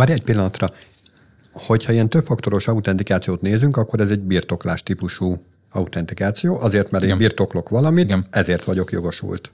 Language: Hungarian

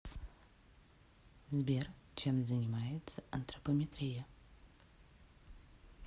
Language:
Russian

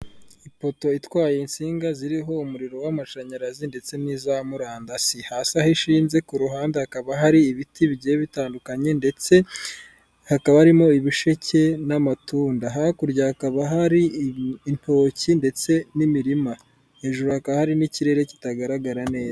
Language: Kinyarwanda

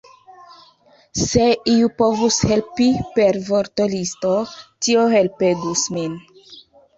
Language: Esperanto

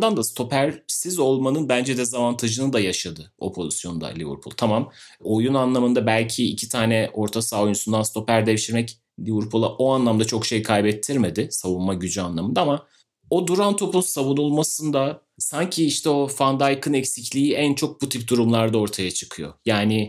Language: Turkish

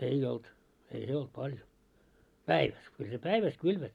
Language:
Finnish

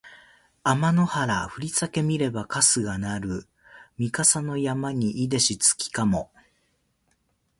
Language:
Japanese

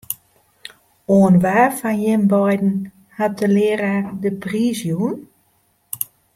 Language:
Western Frisian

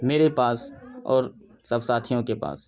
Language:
Urdu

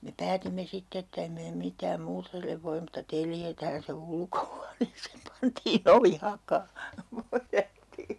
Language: Finnish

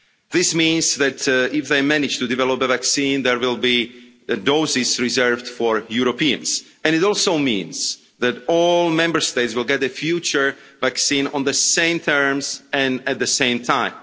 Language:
English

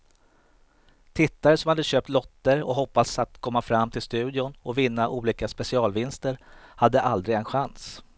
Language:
Swedish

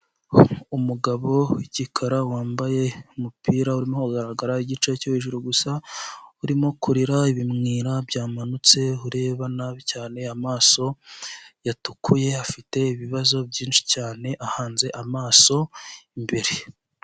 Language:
Kinyarwanda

